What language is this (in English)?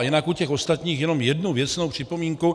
Czech